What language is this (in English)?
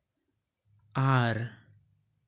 Santali